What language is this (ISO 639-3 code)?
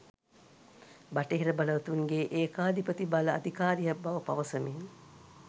sin